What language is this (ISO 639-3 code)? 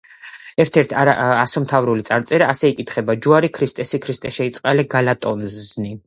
kat